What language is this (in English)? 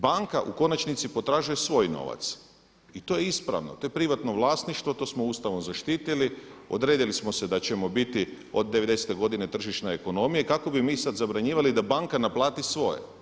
Croatian